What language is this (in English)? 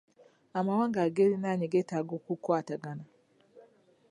Ganda